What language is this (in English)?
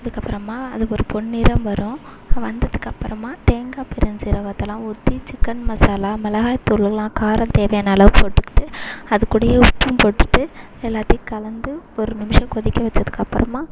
Tamil